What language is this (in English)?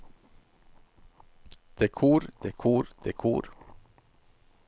Norwegian